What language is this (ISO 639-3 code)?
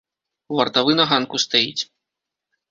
bel